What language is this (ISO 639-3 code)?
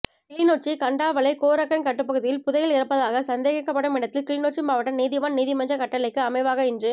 tam